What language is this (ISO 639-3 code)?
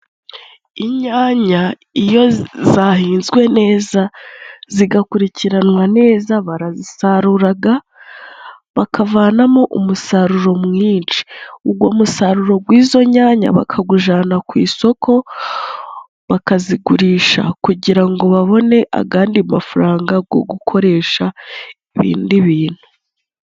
kin